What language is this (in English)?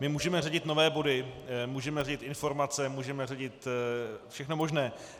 Czech